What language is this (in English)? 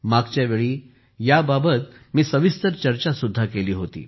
Marathi